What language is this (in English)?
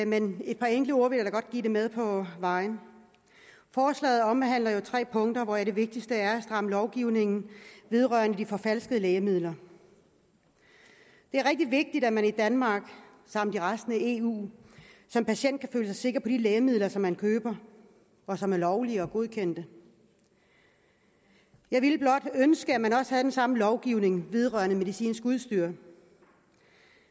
Danish